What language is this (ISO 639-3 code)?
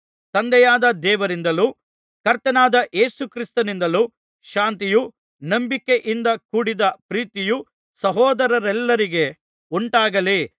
kan